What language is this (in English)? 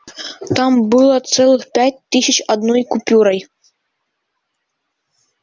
Russian